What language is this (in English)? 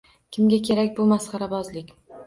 Uzbek